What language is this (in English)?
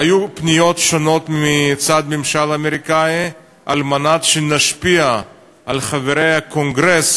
Hebrew